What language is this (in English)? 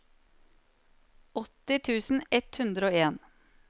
Norwegian